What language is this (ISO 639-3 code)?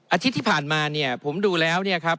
tha